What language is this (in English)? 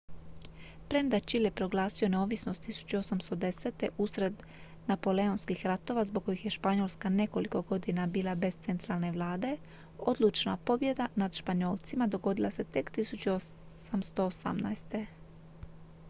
Croatian